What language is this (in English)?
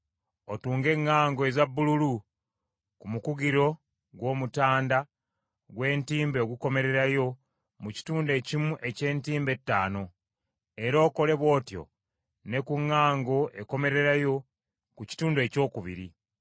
Ganda